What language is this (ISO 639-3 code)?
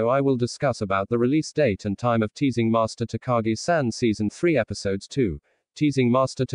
eng